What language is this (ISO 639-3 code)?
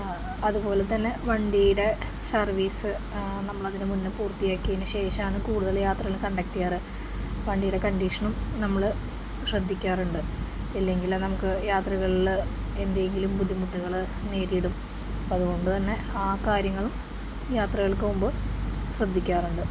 mal